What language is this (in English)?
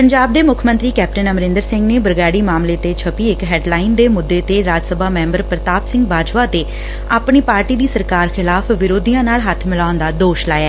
Punjabi